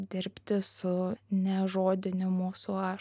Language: Lithuanian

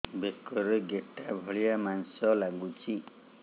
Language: Odia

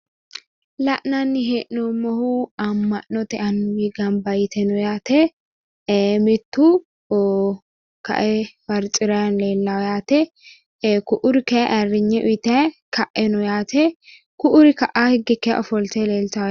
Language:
Sidamo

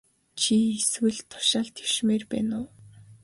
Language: Mongolian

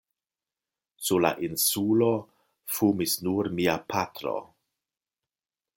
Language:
Esperanto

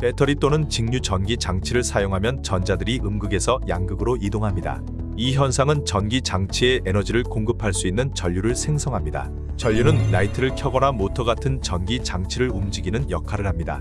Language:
Korean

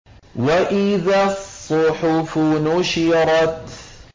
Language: Arabic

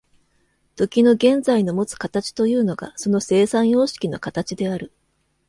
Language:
Japanese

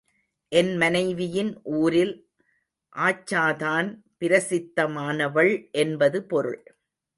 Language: Tamil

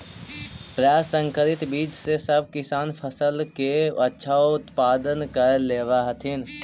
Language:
Magahi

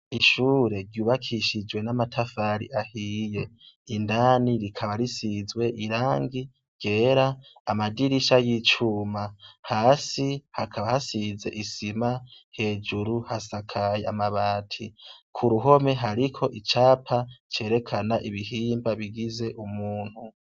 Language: Rundi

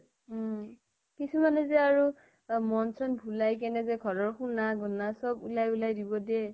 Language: Assamese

